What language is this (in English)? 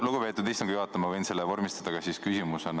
Estonian